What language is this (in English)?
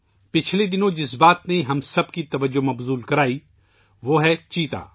Urdu